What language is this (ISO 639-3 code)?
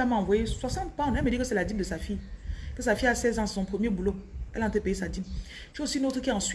fra